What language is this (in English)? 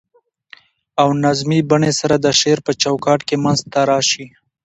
Pashto